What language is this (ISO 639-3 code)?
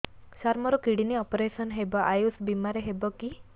ori